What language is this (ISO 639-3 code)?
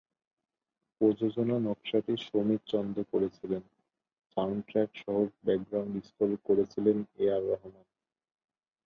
ben